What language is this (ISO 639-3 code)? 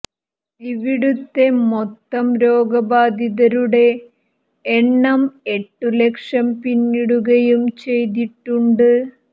mal